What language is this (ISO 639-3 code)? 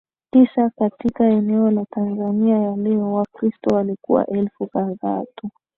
swa